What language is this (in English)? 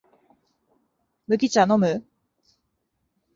Japanese